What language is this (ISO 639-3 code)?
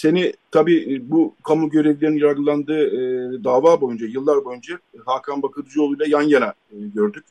tur